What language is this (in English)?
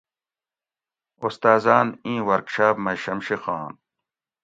Gawri